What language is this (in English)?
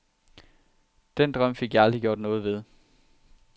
Danish